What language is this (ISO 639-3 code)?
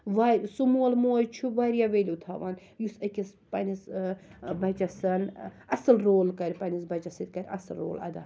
kas